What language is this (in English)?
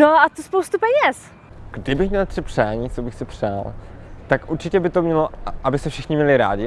Czech